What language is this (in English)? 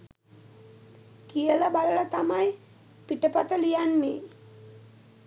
Sinhala